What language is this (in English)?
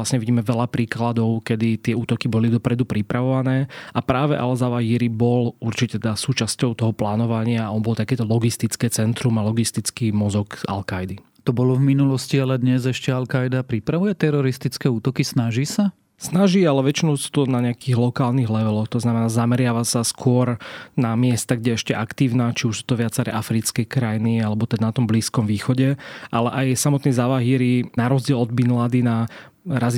Slovak